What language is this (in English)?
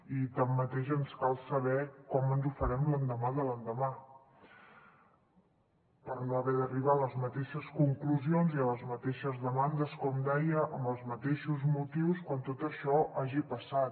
Catalan